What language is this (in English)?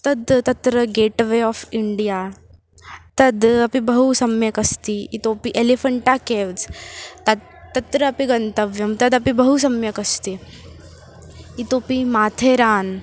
Sanskrit